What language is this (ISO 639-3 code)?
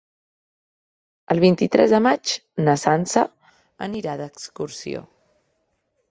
cat